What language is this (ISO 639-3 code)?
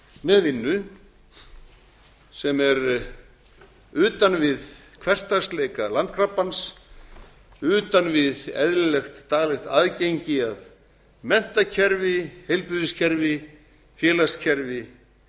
isl